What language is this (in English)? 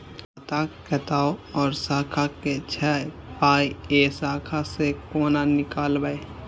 Maithili